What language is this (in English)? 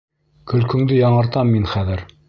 Bashkir